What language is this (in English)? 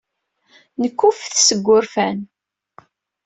Kabyle